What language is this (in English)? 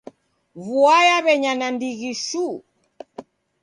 Taita